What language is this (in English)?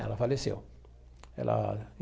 Portuguese